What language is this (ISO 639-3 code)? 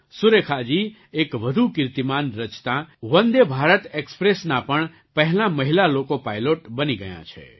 guj